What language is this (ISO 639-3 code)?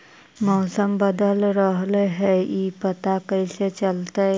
mag